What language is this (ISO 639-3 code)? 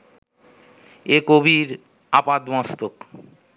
ben